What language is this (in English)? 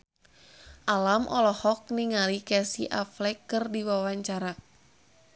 Sundanese